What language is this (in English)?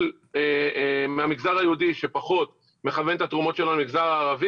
Hebrew